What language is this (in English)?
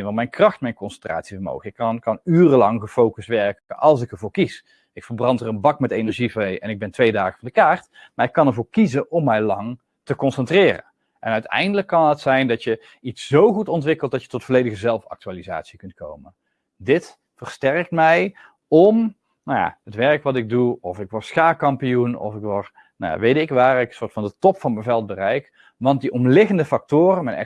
Dutch